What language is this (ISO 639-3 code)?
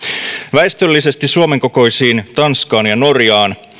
fin